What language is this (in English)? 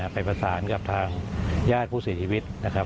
Thai